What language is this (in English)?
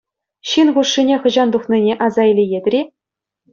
Chuvash